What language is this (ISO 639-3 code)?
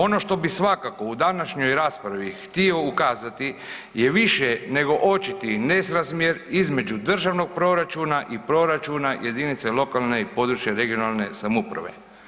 hrv